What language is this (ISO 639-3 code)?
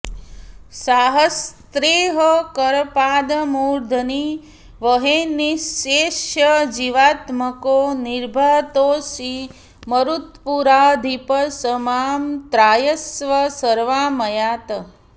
san